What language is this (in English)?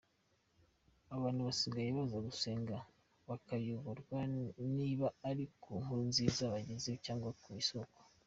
Kinyarwanda